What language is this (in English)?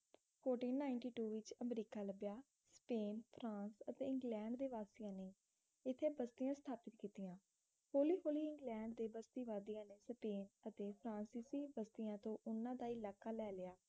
Punjabi